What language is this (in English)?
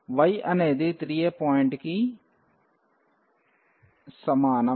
Telugu